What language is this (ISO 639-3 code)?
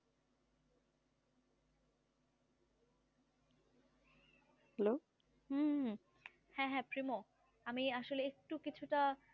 ben